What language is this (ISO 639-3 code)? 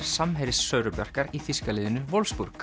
isl